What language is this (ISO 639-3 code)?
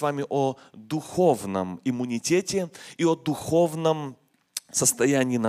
rus